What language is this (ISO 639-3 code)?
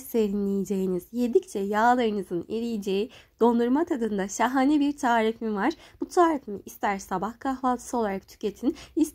tur